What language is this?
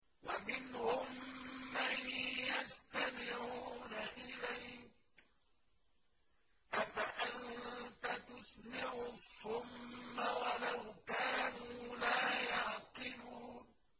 Arabic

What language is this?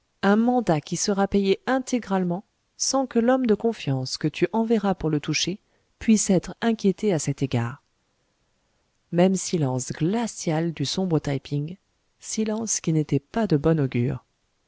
French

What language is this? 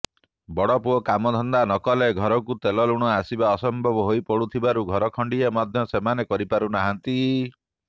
Odia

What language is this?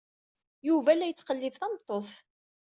Kabyle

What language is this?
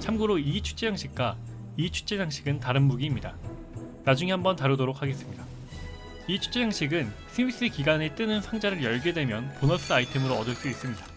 Korean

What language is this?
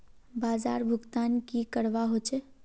Magahi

